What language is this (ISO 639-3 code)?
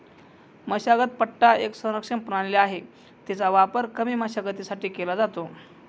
mar